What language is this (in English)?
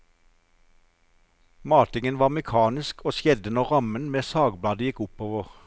Norwegian